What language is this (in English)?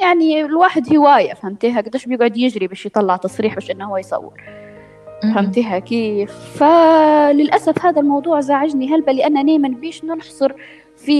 Arabic